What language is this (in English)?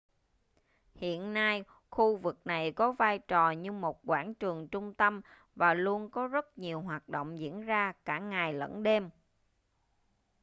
Vietnamese